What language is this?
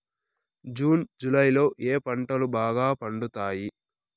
Telugu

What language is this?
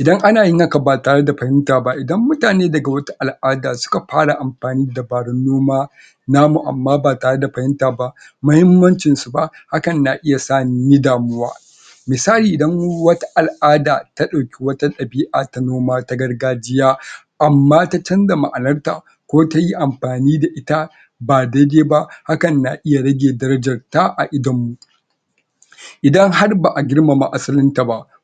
Hausa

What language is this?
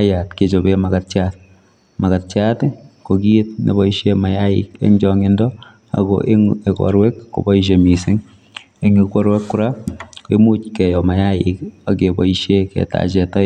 Kalenjin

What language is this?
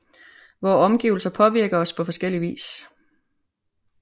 Danish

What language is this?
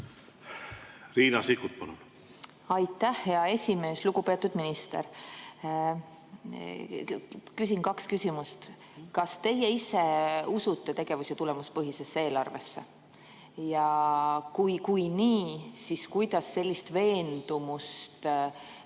Estonian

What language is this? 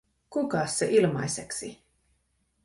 Finnish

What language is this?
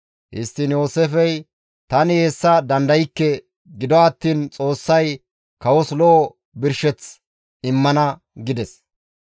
Gamo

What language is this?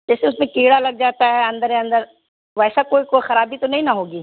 Urdu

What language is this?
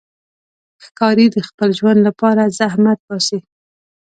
Pashto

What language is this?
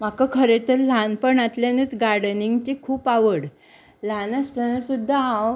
Konkani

